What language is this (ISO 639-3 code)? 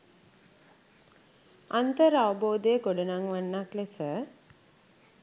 sin